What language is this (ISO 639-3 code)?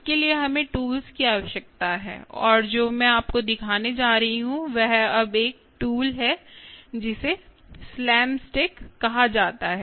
hin